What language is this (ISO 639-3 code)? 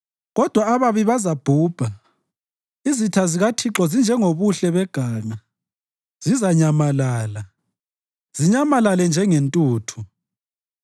nde